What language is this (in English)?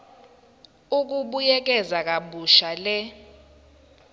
Zulu